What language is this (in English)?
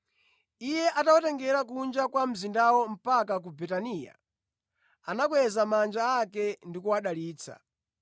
Nyanja